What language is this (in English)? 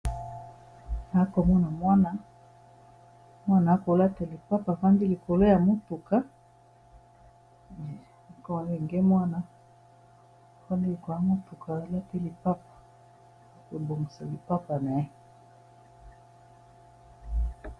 Lingala